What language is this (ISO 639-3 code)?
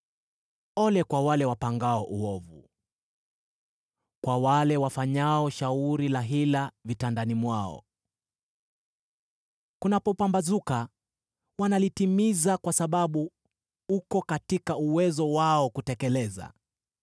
swa